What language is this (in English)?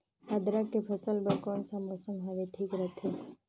Chhattisgarhi